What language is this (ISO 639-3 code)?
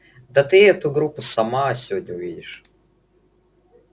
rus